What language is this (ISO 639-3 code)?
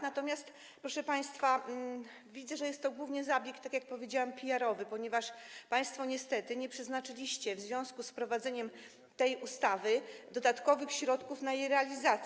pol